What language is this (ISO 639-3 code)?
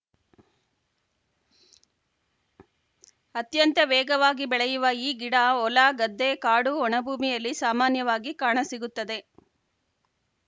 kan